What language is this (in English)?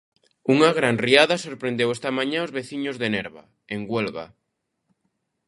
Galician